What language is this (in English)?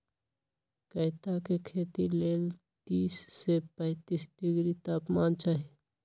Magahi